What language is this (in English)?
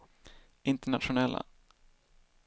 Swedish